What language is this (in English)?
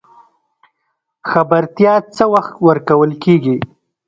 Pashto